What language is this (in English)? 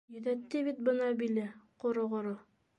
Bashkir